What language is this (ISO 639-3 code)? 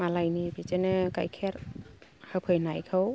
brx